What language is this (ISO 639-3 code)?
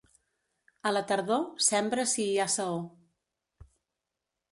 cat